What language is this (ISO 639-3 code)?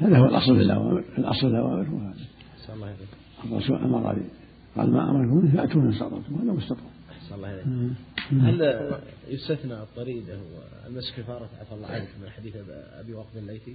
ara